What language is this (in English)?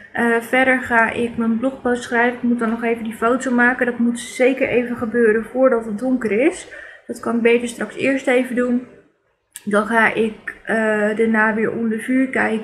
Dutch